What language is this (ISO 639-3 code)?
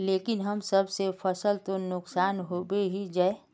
mag